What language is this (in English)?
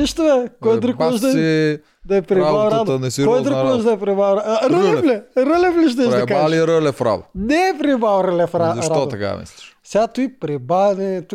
Bulgarian